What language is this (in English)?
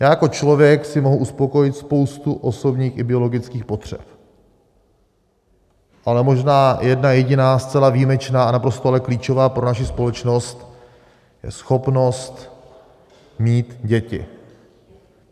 Czech